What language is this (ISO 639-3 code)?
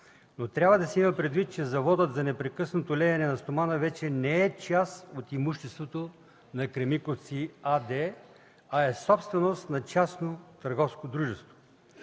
bul